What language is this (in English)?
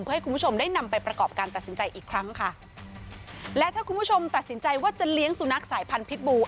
Thai